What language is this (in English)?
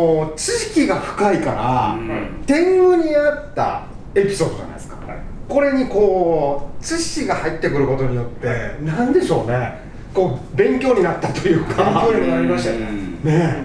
Japanese